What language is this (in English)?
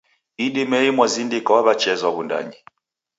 Taita